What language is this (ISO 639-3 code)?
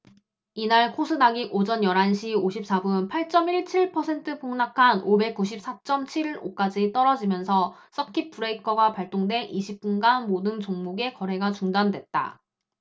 kor